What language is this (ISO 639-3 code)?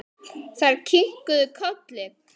isl